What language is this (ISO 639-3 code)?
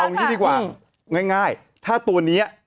tha